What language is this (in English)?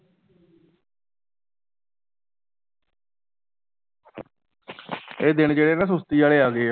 Punjabi